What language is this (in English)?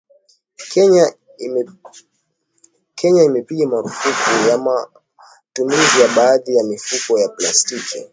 Swahili